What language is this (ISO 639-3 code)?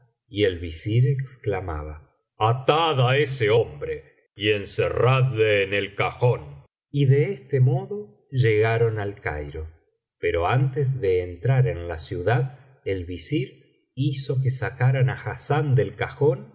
spa